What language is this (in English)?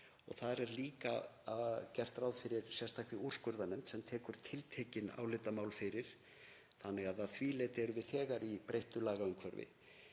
Icelandic